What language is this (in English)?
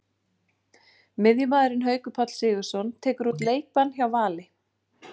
Icelandic